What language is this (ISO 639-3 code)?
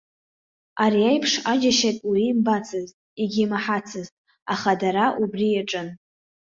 abk